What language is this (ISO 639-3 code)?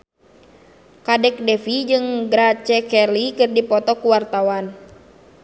sun